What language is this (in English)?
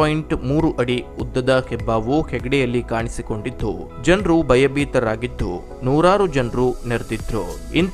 Hindi